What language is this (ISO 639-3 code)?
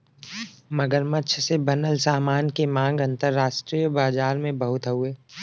bho